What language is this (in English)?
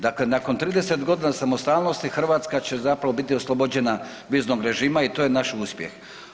Croatian